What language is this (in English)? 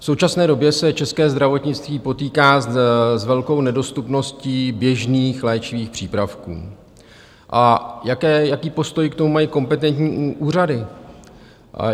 Czech